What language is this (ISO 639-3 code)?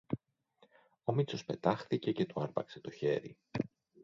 ell